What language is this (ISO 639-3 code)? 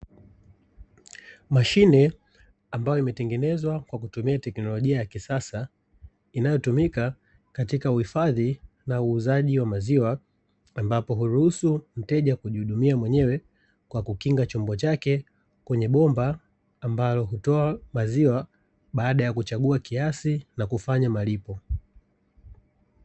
swa